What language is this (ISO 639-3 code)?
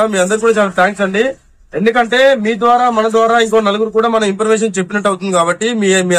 tel